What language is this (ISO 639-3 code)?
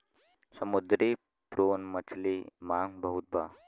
bho